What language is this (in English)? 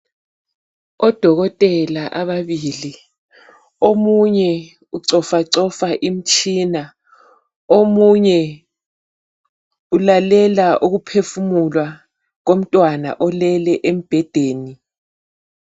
North Ndebele